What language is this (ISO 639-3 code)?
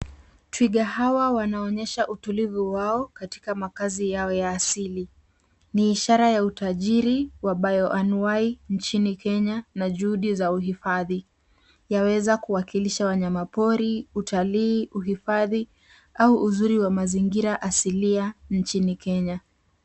swa